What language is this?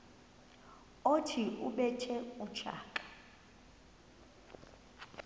Xhosa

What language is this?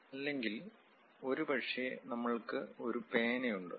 Malayalam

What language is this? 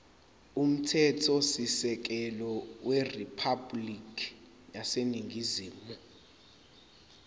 Zulu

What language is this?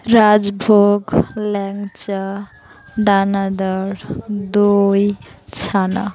Bangla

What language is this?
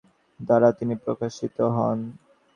Bangla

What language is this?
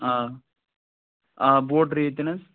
Kashmiri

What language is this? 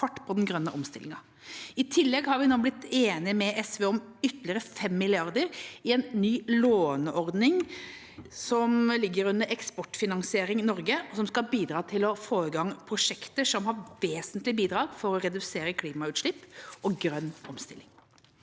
Norwegian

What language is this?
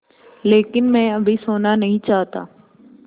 Hindi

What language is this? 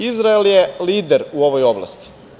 Serbian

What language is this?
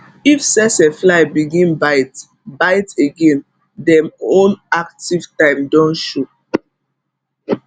Nigerian Pidgin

